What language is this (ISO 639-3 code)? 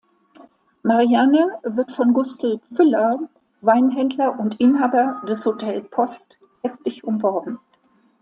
deu